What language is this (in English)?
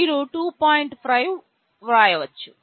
Telugu